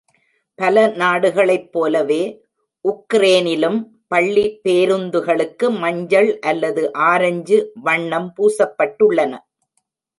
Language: Tamil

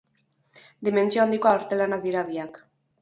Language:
Basque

